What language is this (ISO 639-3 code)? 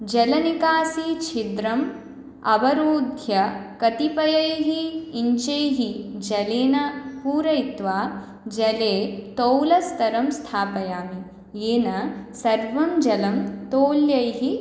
san